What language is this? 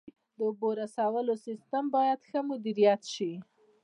Pashto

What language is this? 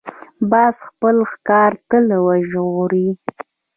Pashto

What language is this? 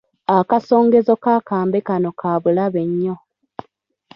Ganda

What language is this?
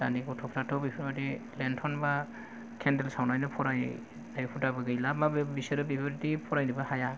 Bodo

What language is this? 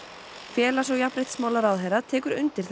Icelandic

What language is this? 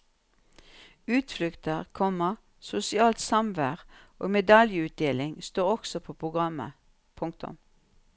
Norwegian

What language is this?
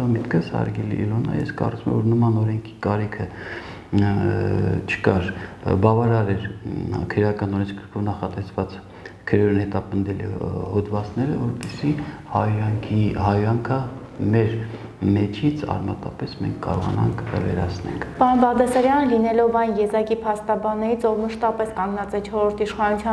Turkish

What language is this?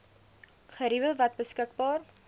Afrikaans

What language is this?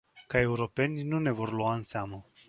Romanian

